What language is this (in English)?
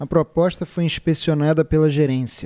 Portuguese